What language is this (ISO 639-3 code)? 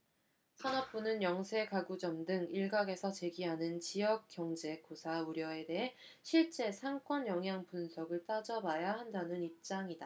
kor